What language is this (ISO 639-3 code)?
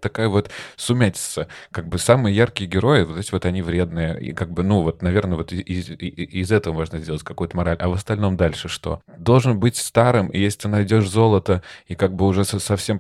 rus